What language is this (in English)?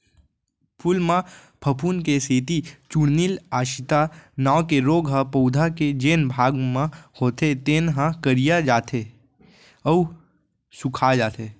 Chhattisgarhi